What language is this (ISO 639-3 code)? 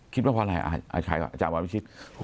tha